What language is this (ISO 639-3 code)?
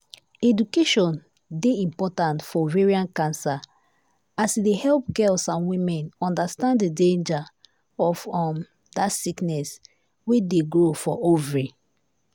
pcm